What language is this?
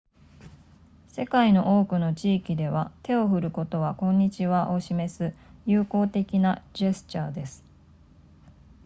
Japanese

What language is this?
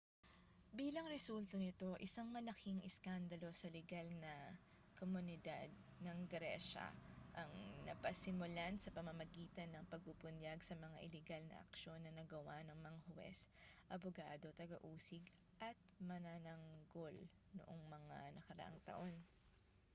Filipino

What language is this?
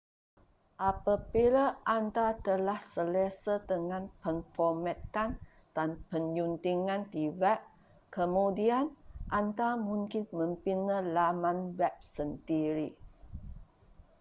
Malay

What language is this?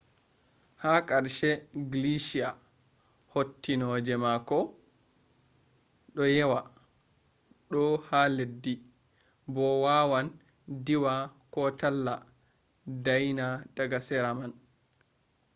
Fula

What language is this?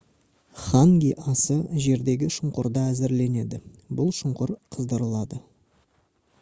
Kazakh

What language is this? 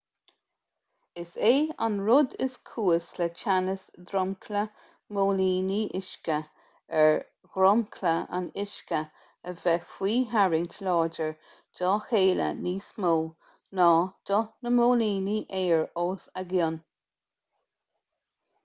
Irish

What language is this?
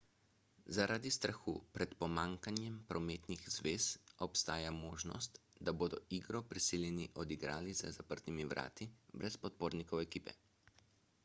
Slovenian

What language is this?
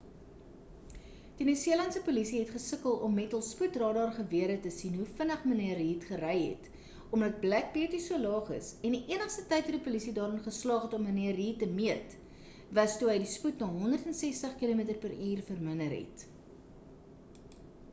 Afrikaans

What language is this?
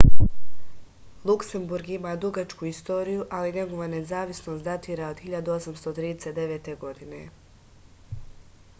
Serbian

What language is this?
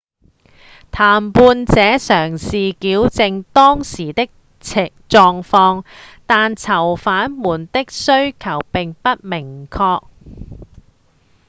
Cantonese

